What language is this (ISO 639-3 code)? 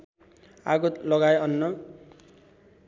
nep